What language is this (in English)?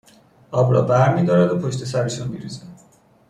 Persian